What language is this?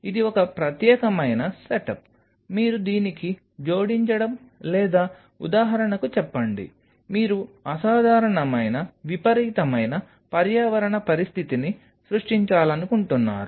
Telugu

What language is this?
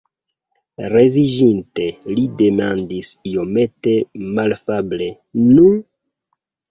Esperanto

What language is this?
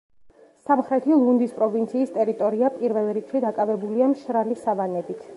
Georgian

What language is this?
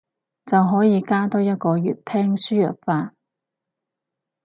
Cantonese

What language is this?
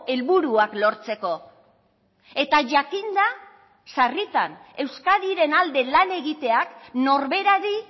Basque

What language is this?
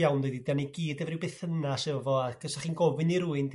Welsh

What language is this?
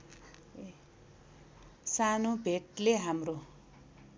Nepali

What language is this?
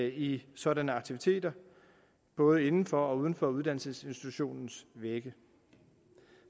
Danish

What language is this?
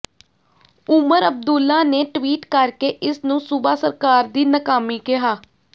Punjabi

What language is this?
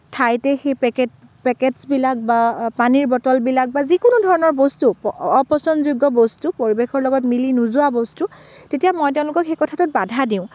Assamese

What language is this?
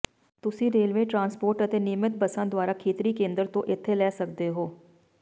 Punjabi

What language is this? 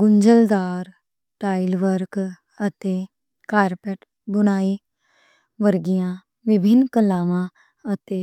Western Panjabi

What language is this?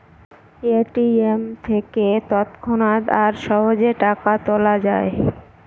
Bangla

